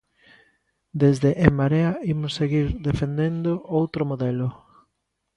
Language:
Galician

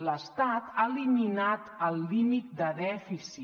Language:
Catalan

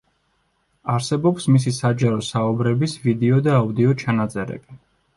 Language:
Georgian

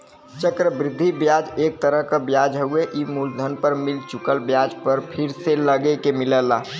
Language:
Bhojpuri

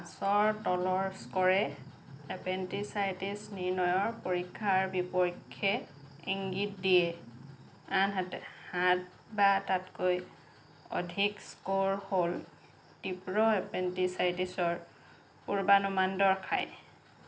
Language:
Assamese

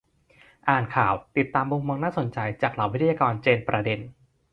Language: Thai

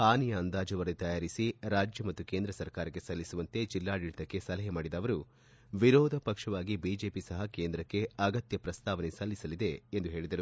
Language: Kannada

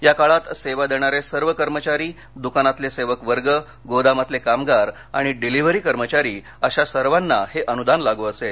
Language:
Marathi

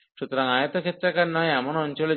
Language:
Bangla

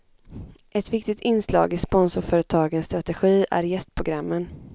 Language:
Swedish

